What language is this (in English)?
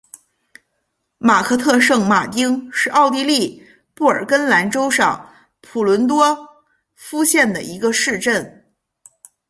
Chinese